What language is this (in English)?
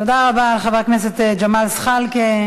Hebrew